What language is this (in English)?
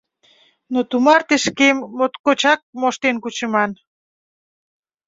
Mari